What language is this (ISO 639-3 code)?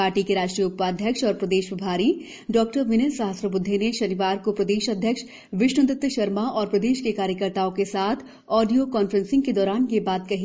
hin